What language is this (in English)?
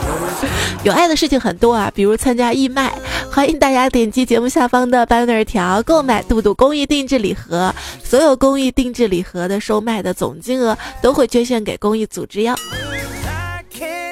Chinese